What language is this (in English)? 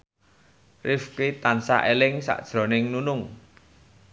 Javanese